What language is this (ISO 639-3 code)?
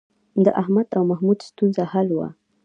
pus